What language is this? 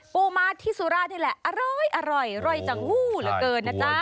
Thai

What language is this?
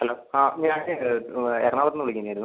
Malayalam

